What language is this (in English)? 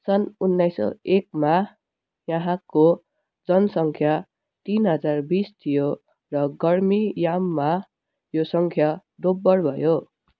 Nepali